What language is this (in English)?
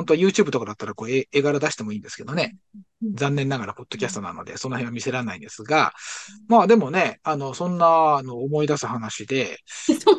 Japanese